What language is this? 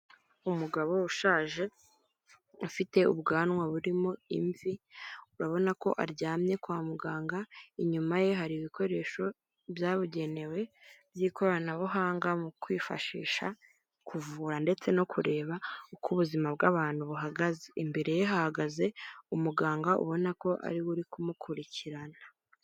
Kinyarwanda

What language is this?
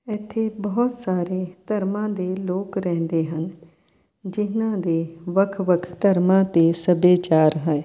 Punjabi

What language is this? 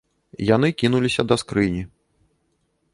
Belarusian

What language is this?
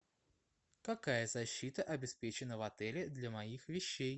Russian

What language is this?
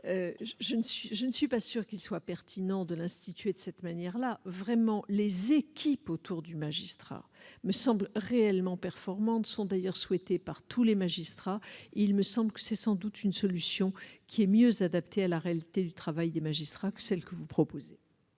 French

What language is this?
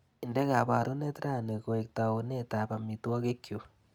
Kalenjin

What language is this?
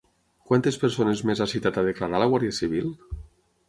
Catalan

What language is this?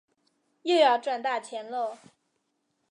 Chinese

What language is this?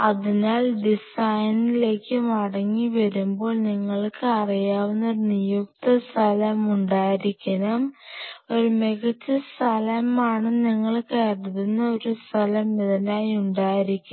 Malayalam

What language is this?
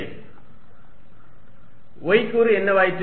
Tamil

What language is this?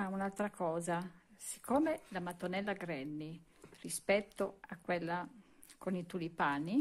Italian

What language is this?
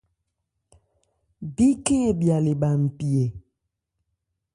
Ebrié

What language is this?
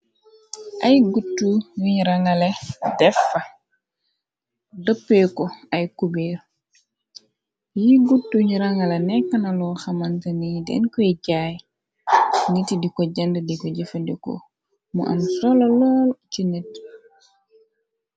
Wolof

